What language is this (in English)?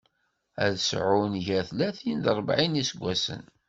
Kabyle